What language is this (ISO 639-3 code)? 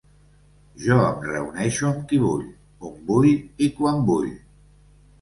cat